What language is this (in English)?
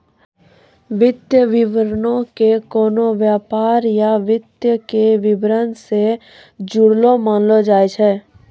Maithili